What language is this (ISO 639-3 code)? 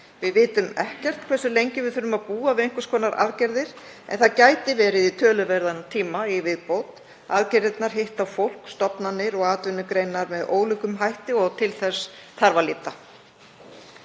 isl